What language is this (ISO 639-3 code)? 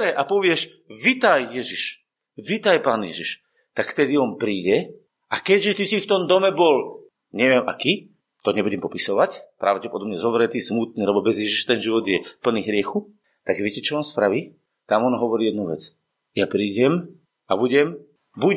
slk